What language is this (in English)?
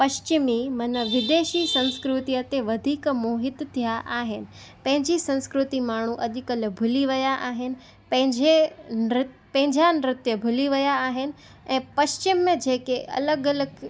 Sindhi